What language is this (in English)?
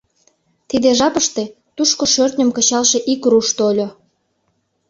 Mari